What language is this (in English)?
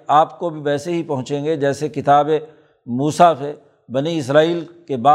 Urdu